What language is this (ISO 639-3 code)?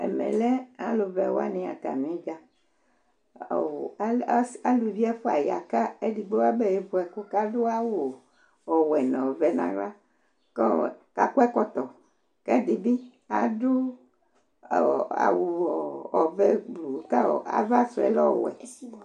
kpo